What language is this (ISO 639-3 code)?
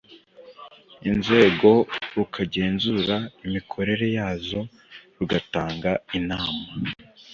kin